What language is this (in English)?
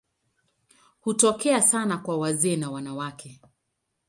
Swahili